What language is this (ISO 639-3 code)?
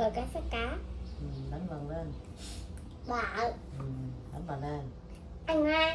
vie